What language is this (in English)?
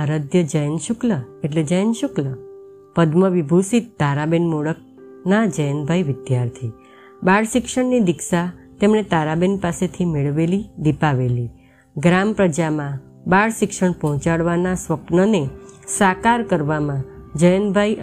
Gujarati